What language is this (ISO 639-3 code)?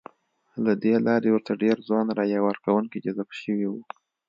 pus